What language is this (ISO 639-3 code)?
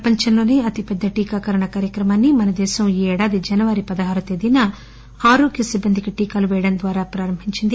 tel